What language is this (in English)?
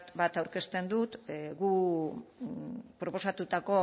Basque